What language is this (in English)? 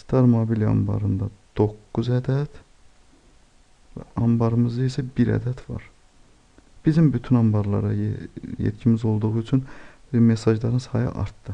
German